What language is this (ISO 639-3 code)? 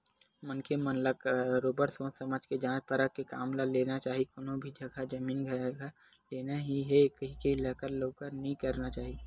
hne